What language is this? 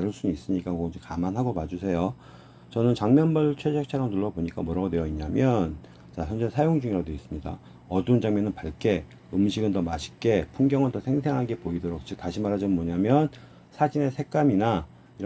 Korean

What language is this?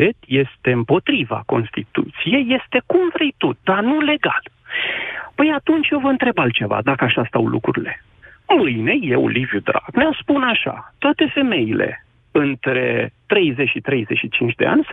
Romanian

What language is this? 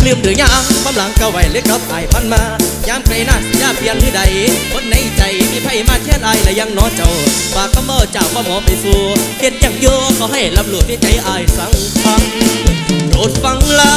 Thai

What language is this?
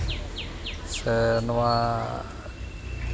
Santali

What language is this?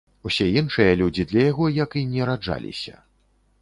Belarusian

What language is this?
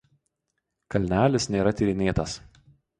Lithuanian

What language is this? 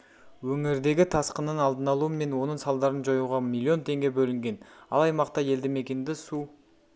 Kazakh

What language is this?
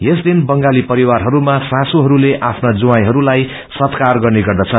Nepali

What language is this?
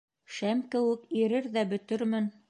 Bashkir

